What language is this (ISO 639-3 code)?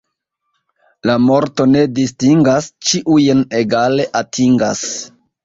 epo